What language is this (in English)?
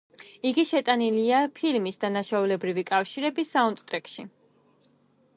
Georgian